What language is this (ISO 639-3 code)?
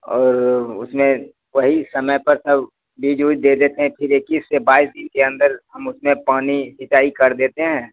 hin